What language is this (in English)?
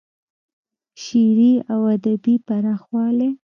Pashto